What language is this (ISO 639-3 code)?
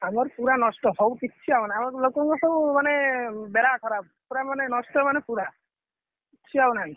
ori